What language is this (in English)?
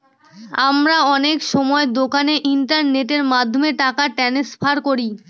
Bangla